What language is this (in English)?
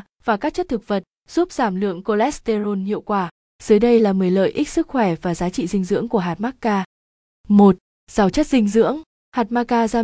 Vietnamese